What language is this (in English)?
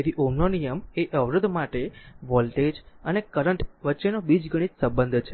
Gujarati